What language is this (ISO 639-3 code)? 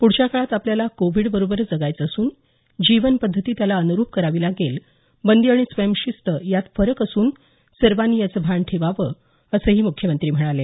mar